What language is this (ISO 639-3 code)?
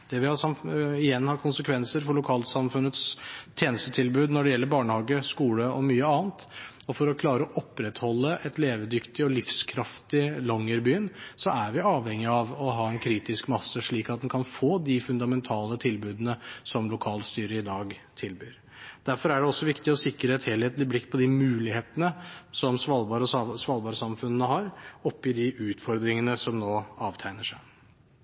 nob